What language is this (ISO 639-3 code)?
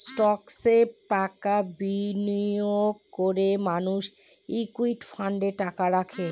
ben